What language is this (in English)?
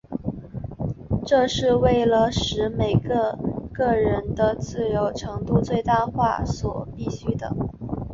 Chinese